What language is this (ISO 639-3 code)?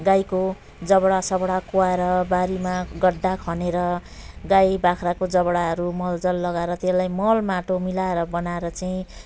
nep